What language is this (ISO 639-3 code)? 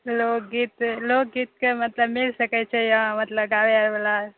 mai